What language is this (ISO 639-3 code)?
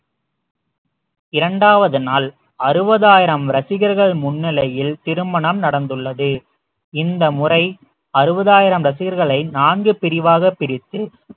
tam